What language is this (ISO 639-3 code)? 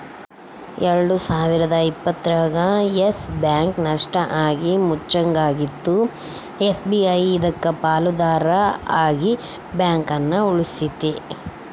kan